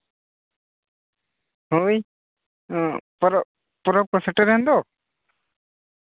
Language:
Santali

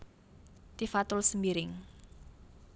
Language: Javanese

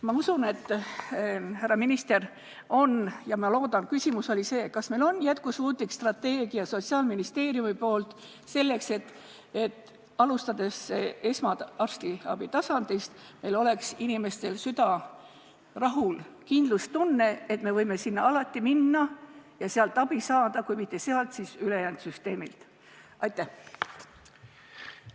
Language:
Estonian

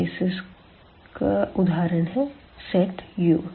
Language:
Hindi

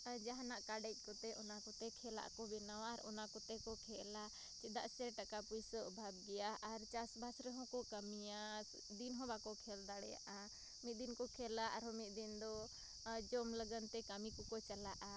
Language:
Santali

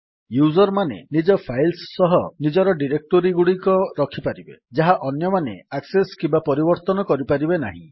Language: Odia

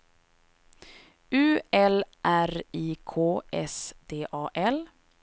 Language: Swedish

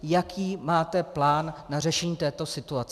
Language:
Czech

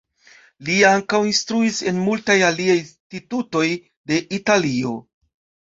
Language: Esperanto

